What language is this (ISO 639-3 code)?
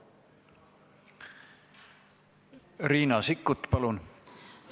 est